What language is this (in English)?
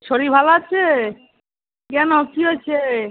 Bangla